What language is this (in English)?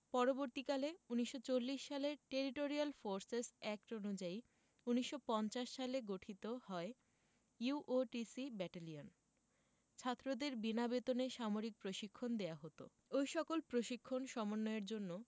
Bangla